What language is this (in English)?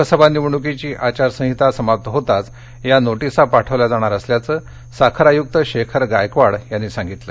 Marathi